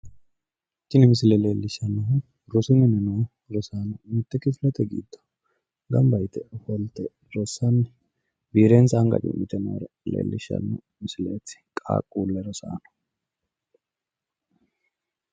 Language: Sidamo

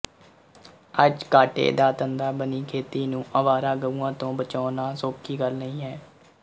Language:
Punjabi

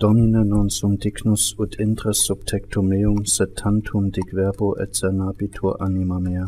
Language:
German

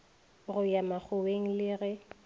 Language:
Northern Sotho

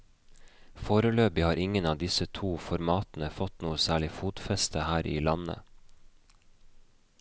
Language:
Norwegian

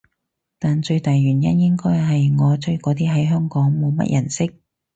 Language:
Cantonese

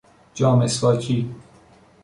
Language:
Persian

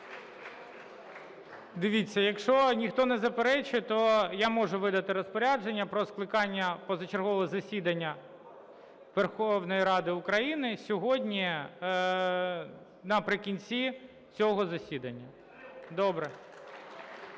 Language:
Ukrainian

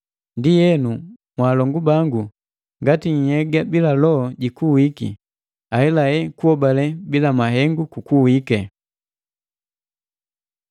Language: Matengo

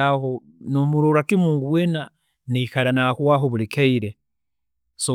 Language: Tooro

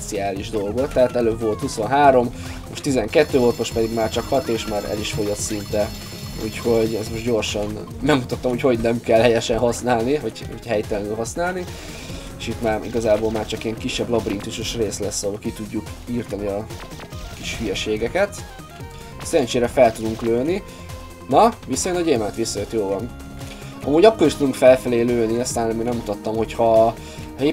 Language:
Hungarian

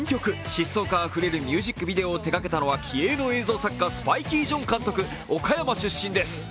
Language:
Japanese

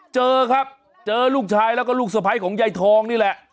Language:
Thai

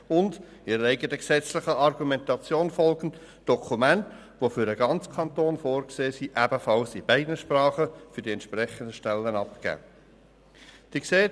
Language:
Swiss German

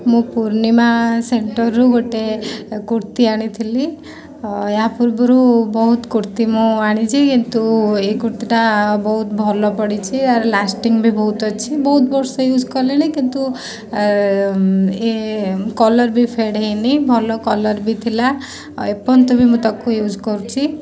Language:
Odia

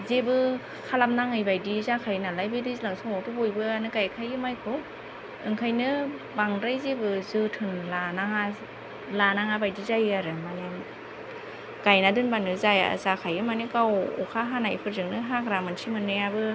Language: Bodo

